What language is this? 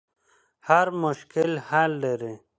Pashto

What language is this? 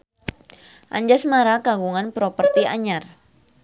Sundanese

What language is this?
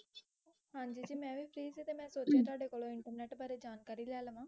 Punjabi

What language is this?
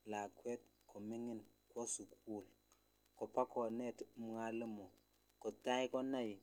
Kalenjin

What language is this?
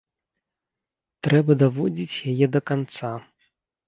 Belarusian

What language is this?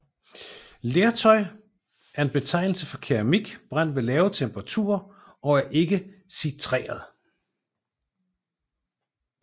Danish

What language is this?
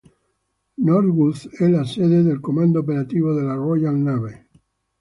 Italian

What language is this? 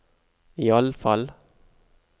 Norwegian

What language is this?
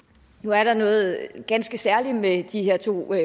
Danish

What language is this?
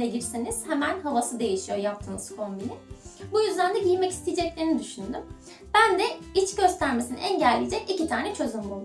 Turkish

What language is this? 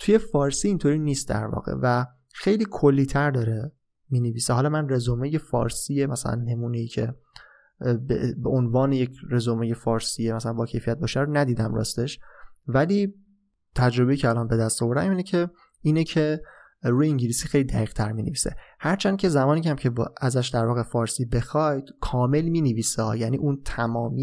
Persian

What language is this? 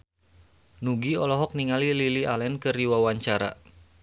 Sundanese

